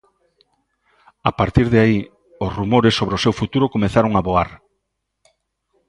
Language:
Galician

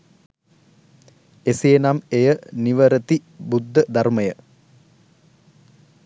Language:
Sinhala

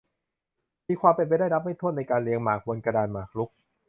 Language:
Thai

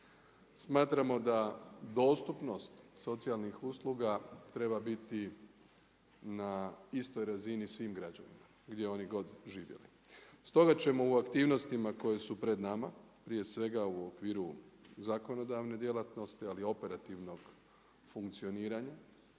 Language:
Croatian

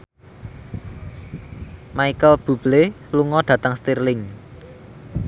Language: Javanese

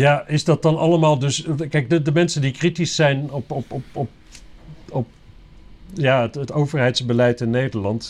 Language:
Dutch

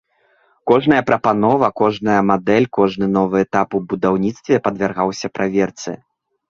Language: Belarusian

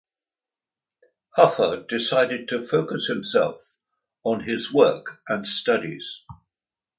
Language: English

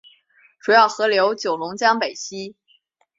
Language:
Chinese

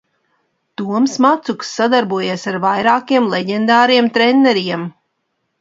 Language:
Latvian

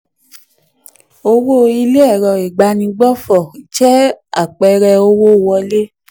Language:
Yoruba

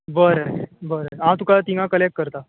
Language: Konkani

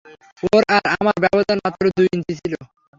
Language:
Bangla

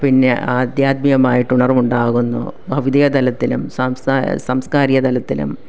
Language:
Malayalam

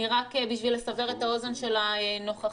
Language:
Hebrew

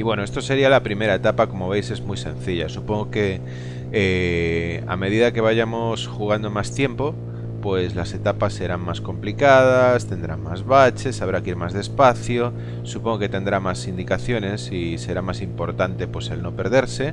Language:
Spanish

